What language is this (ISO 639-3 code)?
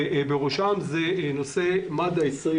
heb